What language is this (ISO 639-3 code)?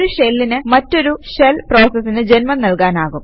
mal